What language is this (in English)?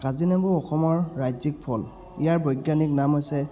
Assamese